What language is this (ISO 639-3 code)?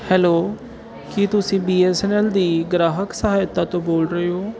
pan